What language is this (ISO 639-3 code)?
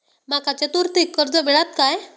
mar